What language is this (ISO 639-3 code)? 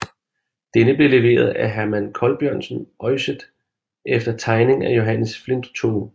dan